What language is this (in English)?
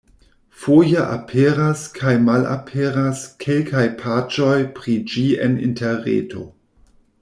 Esperanto